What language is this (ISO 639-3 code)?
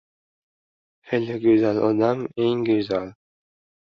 uzb